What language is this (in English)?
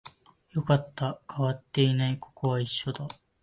Japanese